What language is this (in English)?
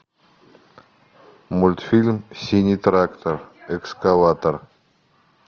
Russian